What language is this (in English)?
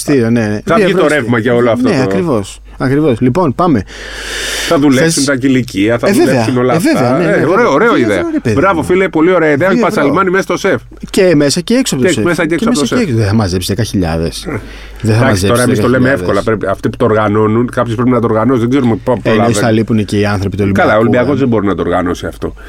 Greek